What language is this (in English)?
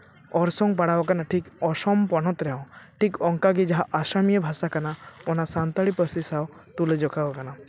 Santali